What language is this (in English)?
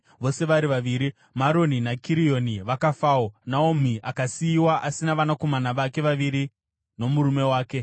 Shona